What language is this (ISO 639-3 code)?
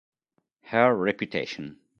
ita